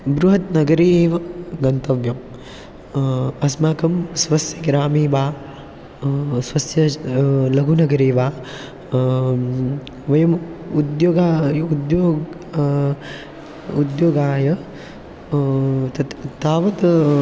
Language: Sanskrit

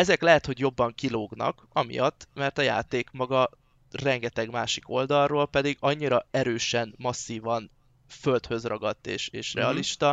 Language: Hungarian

